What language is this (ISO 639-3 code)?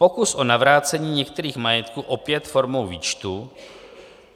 ces